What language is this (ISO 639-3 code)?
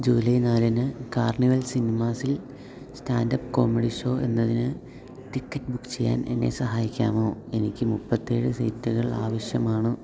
mal